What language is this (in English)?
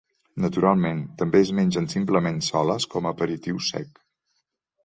Catalan